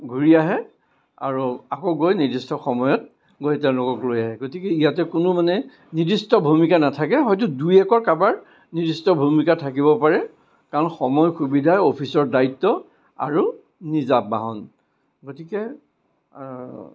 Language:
Assamese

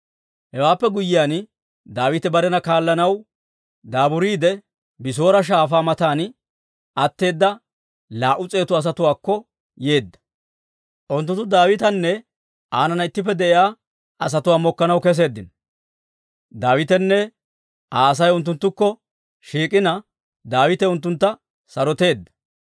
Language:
Dawro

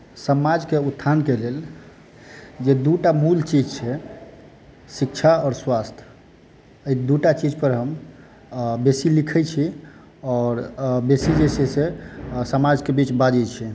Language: Maithili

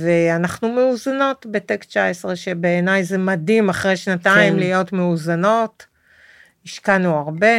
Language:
Hebrew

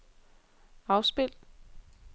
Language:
Danish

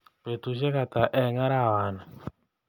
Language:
Kalenjin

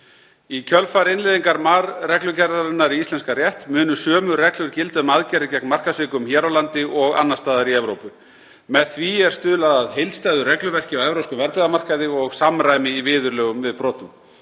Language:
Icelandic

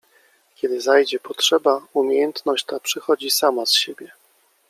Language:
Polish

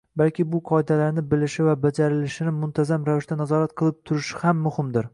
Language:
Uzbek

